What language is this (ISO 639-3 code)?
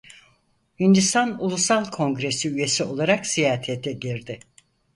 tur